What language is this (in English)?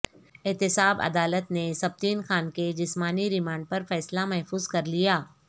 Urdu